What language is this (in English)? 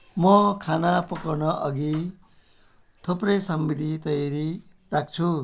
Nepali